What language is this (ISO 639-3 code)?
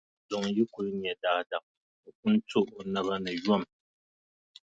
dag